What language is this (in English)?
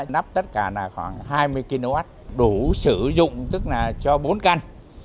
Vietnamese